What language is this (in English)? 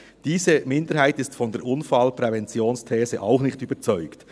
Swiss German